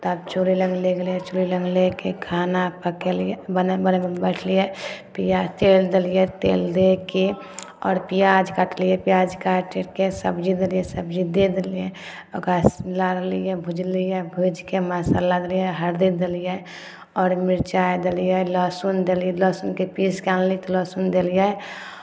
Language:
Maithili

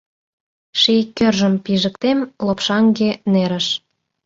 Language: Mari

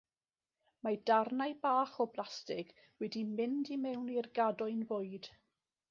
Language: Welsh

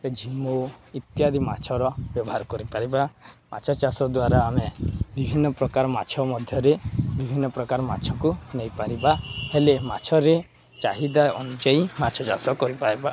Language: Odia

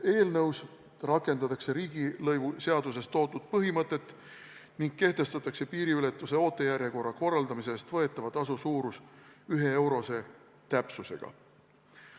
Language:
Estonian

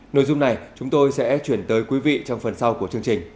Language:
Vietnamese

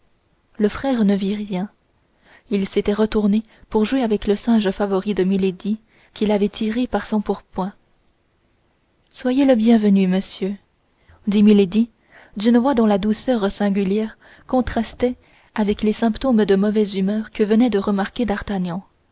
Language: French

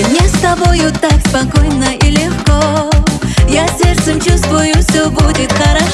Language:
Dutch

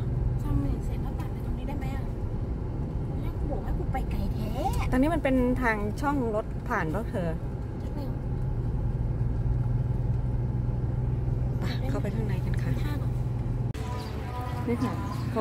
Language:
Thai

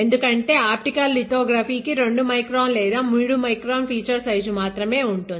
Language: Telugu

